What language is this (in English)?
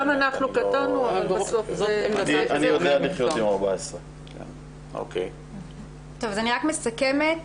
Hebrew